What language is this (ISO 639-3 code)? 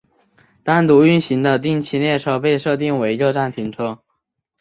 zho